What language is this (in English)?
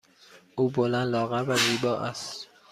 Persian